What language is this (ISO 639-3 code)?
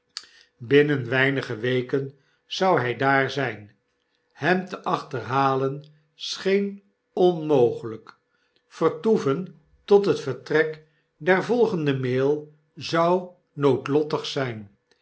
nld